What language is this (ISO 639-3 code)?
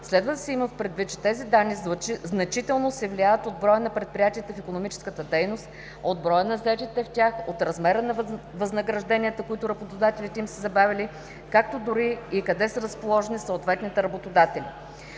bul